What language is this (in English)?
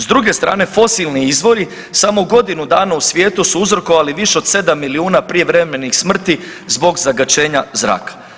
Croatian